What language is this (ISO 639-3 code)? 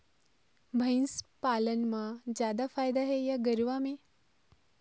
hne